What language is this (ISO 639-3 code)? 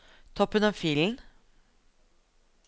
nor